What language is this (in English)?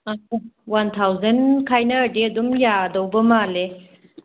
Manipuri